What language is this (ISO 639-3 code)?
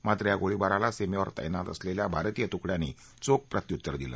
mar